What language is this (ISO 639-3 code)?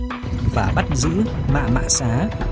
vie